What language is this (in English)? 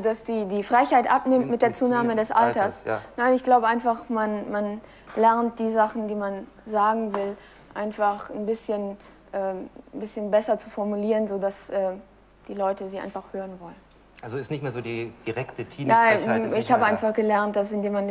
German